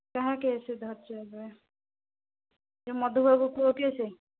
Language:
Odia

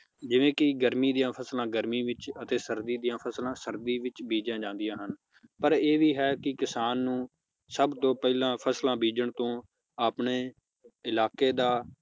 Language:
Punjabi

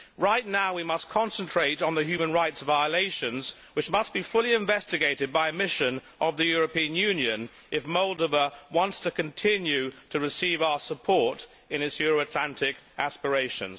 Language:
English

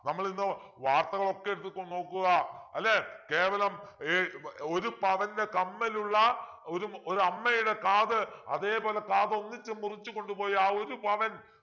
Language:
Malayalam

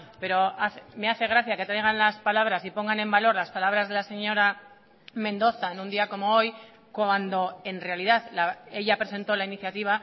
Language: Spanish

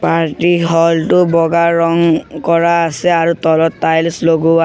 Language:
Assamese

